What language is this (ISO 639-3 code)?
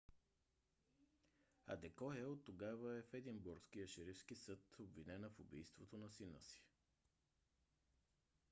bul